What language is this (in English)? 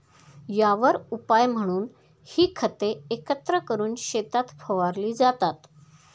Marathi